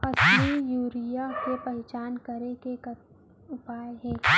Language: Chhattisgarhi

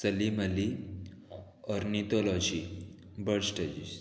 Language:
Konkani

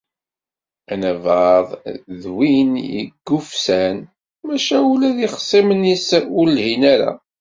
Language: Kabyle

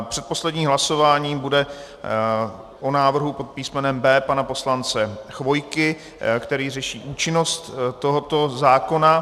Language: Czech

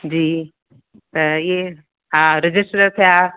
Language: Sindhi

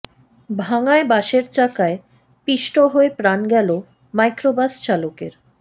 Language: Bangla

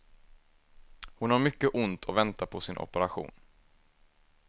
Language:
Swedish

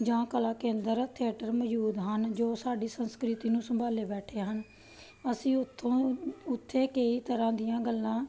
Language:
Punjabi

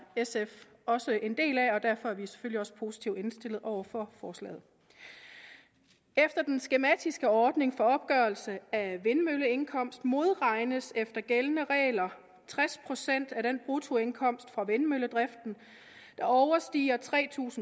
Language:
Danish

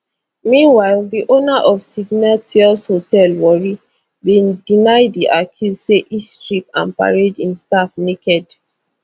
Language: Nigerian Pidgin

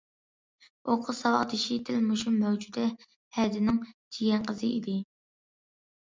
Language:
Uyghur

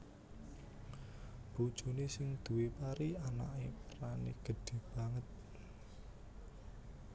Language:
Javanese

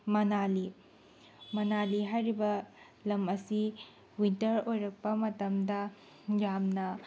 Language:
Manipuri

